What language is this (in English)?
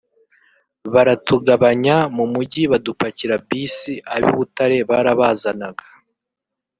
Kinyarwanda